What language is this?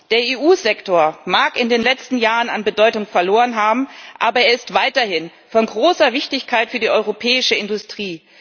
German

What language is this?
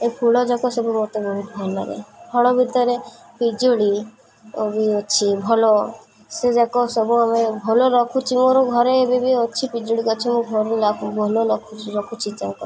Odia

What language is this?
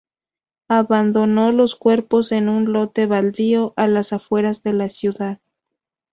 Spanish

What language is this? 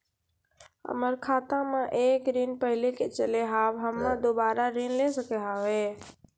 Maithili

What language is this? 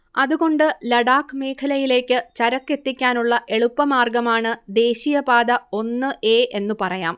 Malayalam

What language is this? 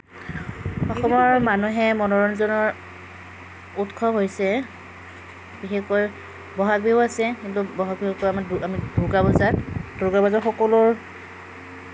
Assamese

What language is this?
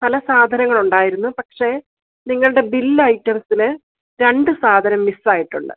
Malayalam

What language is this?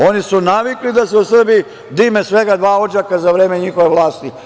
Serbian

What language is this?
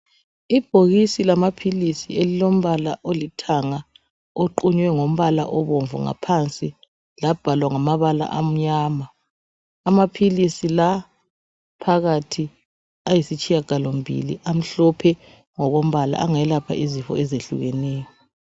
North Ndebele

